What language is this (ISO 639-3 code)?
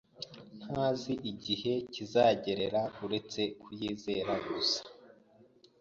kin